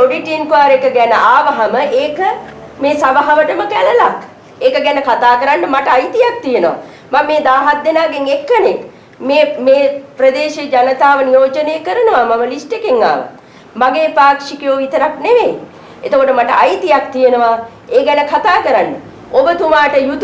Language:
Sinhala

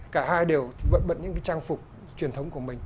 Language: Vietnamese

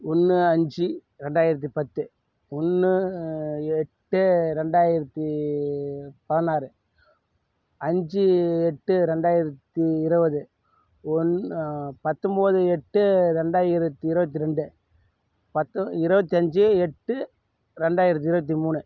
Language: Tamil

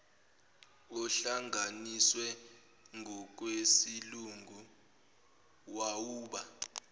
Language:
Zulu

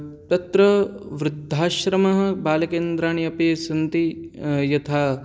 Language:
Sanskrit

